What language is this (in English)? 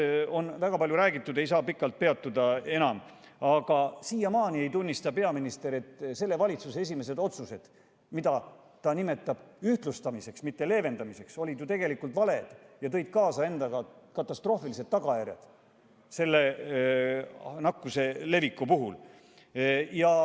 Estonian